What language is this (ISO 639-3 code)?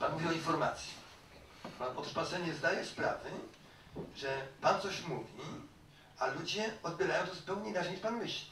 pol